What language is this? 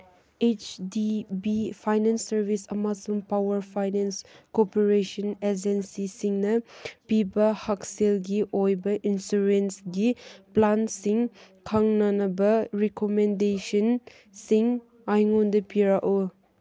Manipuri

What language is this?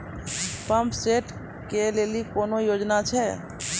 Maithili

